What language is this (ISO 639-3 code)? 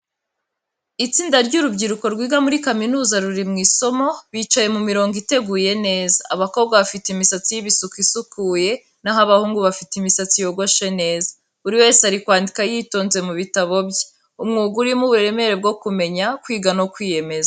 kin